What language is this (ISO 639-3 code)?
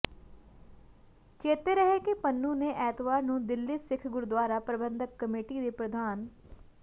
pan